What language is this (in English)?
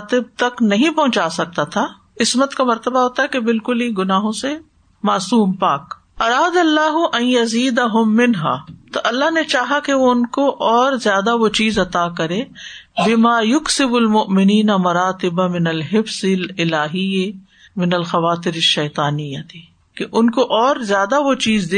Urdu